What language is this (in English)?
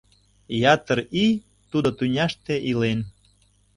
Mari